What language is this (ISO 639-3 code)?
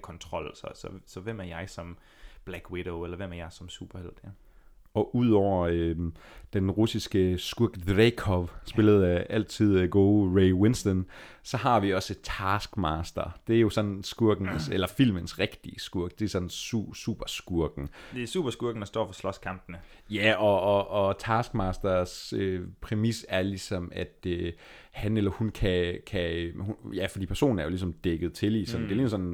dan